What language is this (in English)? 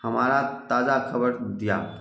Maithili